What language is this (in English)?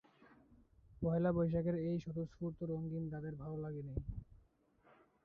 Bangla